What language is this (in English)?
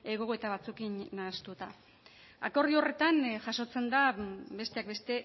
Basque